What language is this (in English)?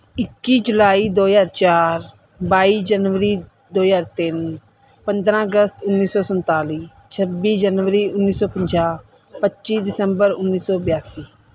Punjabi